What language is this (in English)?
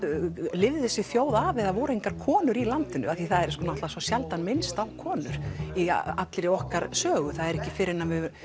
Icelandic